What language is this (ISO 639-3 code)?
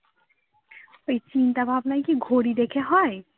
ben